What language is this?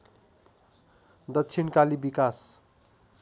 Nepali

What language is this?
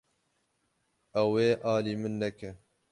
Kurdish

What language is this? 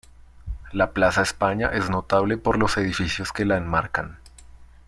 Spanish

